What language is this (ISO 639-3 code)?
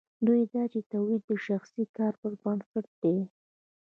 pus